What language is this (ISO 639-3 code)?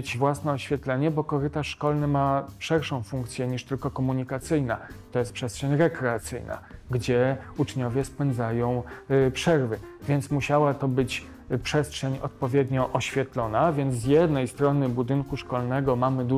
pol